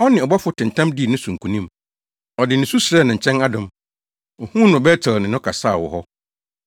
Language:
Akan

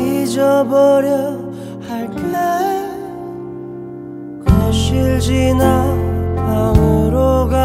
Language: Korean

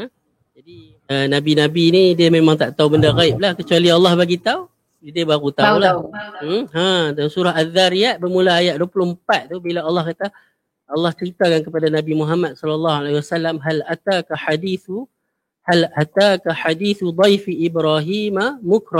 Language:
Malay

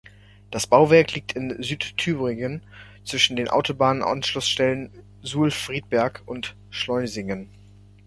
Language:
German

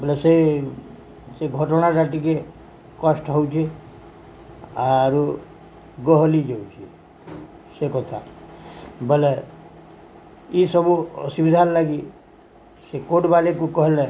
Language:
Odia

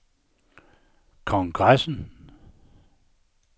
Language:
Danish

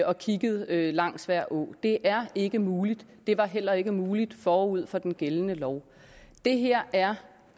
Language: Danish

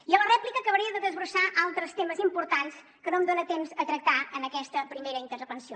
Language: Catalan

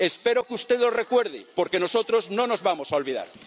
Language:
Spanish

